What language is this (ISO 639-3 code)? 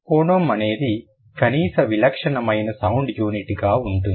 tel